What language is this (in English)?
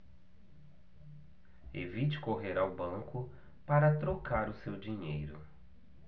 Portuguese